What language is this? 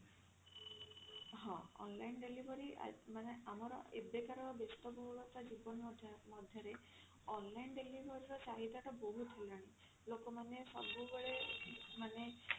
Odia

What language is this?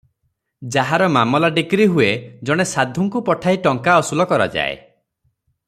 Odia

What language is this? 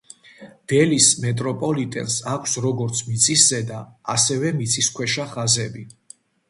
Georgian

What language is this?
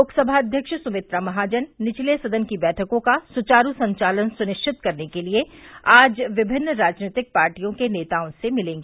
Hindi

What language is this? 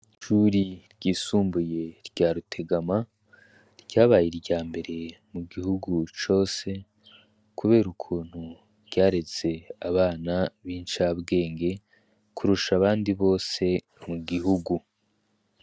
Rundi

